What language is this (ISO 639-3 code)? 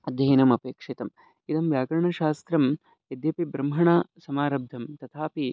san